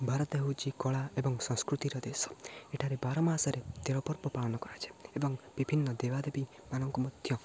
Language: Odia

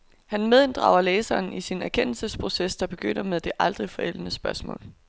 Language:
Danish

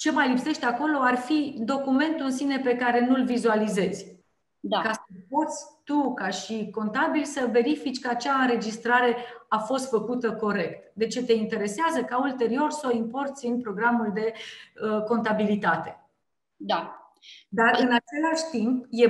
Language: Romanian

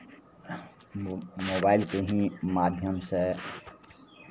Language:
Maithili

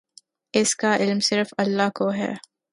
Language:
Urdu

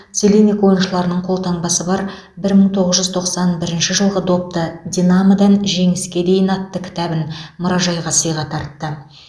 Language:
Kazakh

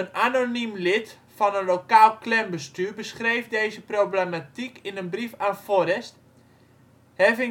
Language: Dutch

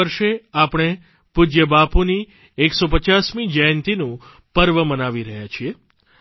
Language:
Gujarati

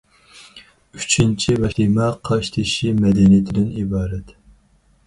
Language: Uyghur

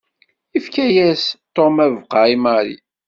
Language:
Kabyle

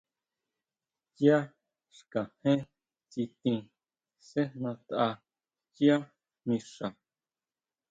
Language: Huautla Mazatec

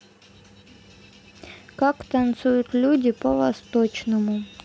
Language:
Russian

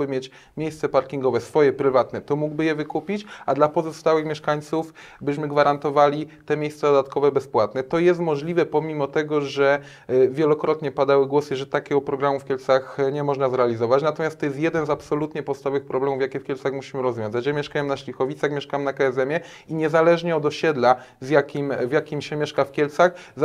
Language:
Polish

